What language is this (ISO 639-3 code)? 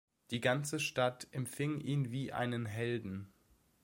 deu